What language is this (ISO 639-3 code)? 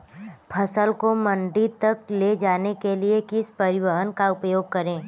hin